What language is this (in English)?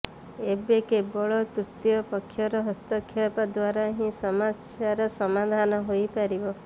Odia